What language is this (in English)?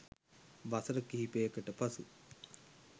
Sinhala